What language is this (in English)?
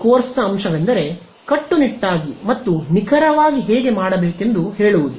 Kannada